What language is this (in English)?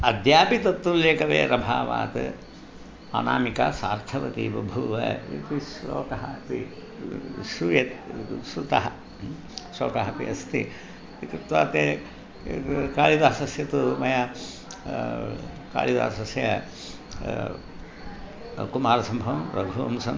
Sanskrit